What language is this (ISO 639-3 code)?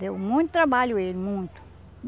por